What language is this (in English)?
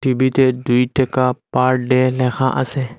Bangla